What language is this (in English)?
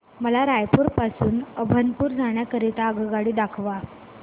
Marathi